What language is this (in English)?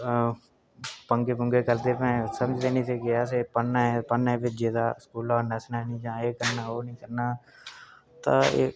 Dogri